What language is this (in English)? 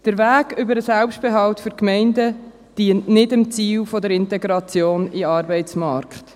Swiss German